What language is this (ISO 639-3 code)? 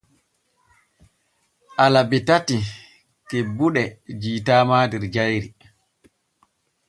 fue